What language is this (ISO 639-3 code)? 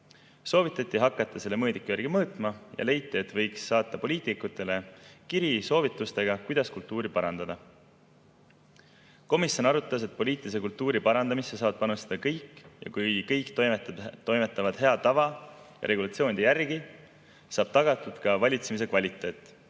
est